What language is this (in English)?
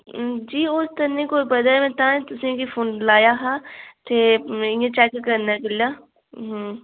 Dogri